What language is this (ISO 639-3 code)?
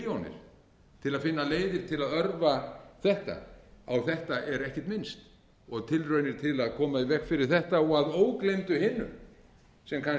isl